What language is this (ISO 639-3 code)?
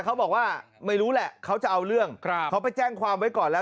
tha